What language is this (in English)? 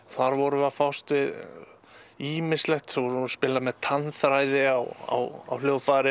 Icelandic